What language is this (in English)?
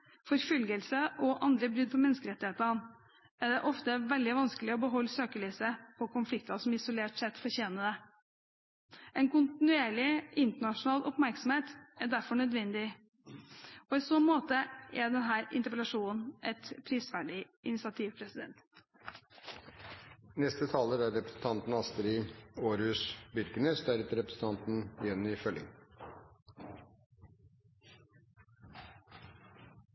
Norwegian Bokmål